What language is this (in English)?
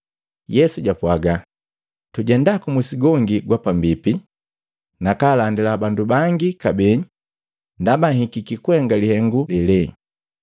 Matengo